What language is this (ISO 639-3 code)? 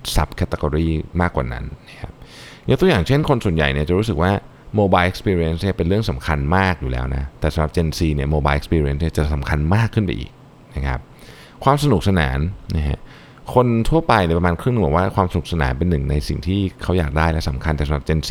tha